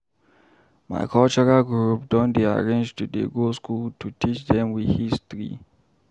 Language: Nigerian Pidgin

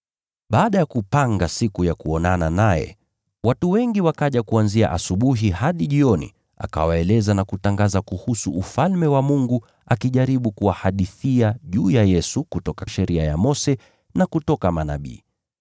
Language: Swahili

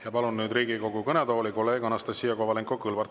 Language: Estonian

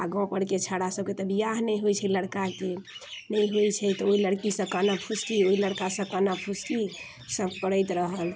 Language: Maithili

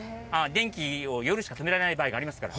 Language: Japanese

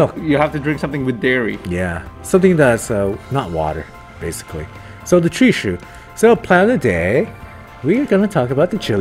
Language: English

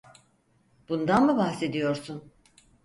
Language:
Turkish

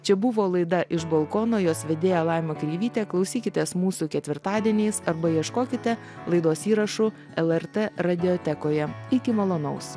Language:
Lithuanian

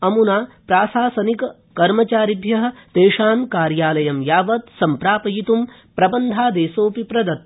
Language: Sanskrit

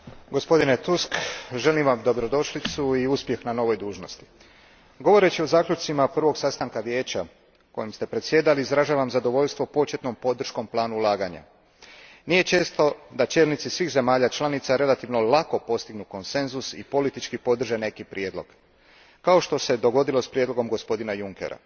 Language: Croatian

